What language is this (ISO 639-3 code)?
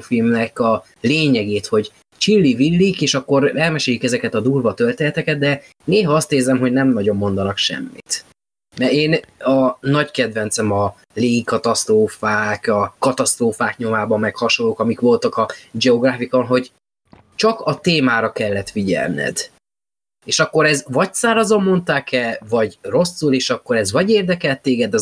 hun